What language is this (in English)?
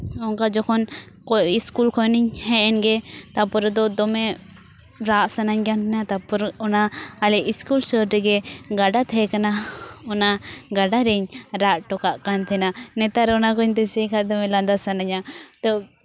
Santali